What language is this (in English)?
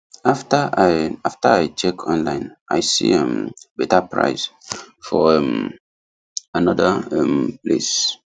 Nigerian Pidgin